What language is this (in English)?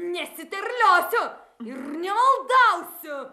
Lithuanian